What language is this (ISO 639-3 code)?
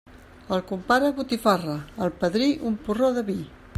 cat